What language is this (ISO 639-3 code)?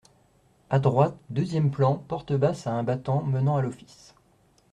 fra